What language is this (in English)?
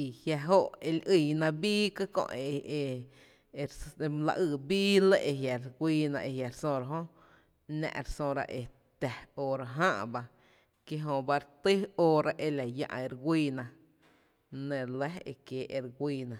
Tepinapa Chinantec